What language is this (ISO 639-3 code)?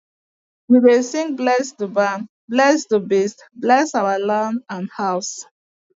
pcm